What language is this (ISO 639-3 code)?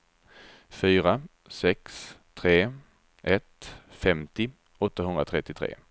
swe